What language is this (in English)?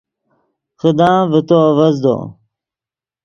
Yidgha